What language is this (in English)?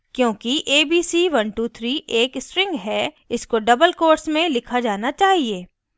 Hindi